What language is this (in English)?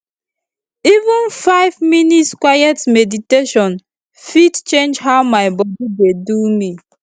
Nigerian Pidgin